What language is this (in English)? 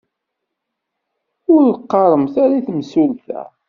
Kabyle